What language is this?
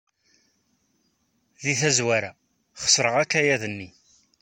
Kabyle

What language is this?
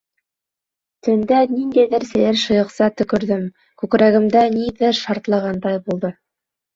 Bashkir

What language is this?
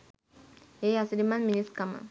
Sinhala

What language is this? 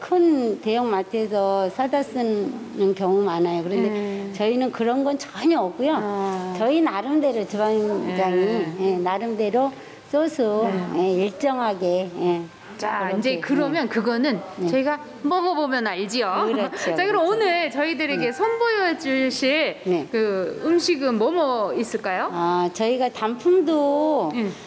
Korean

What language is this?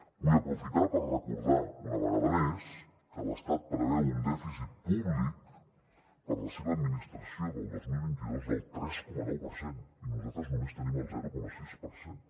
Catalan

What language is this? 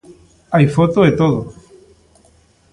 Galician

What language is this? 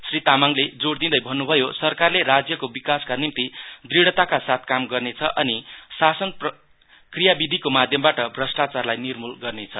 Nepali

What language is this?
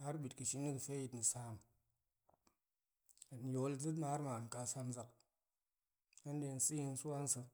Goemai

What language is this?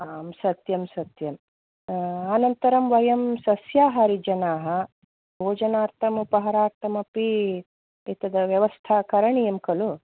Sanskrit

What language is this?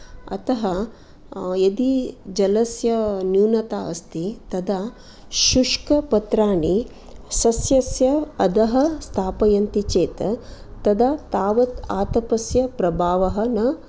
Sanskrit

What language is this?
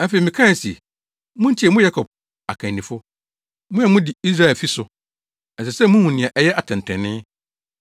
Akan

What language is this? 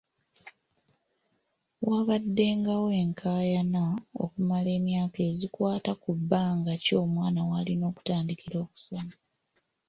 Ganda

